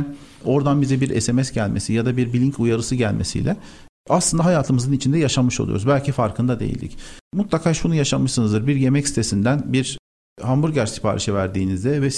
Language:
Turkish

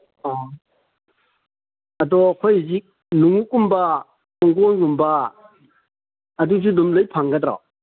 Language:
Manipuri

